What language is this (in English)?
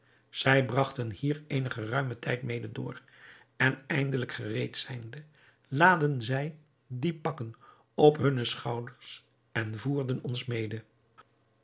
Dutch